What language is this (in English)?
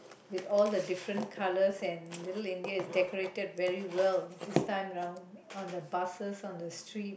English